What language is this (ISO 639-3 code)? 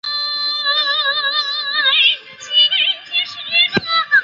zho